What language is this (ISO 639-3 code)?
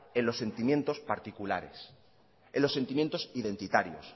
spa